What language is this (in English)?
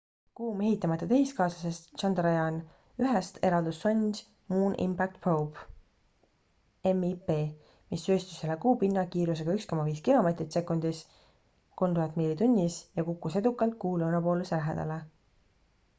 Estonian